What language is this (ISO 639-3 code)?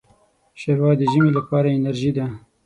pus